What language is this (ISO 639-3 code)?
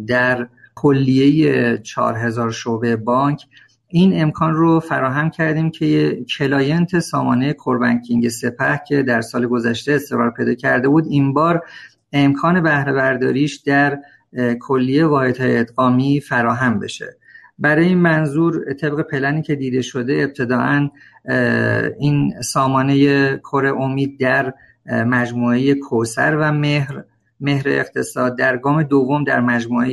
fas